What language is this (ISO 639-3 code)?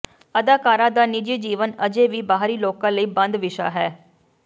pan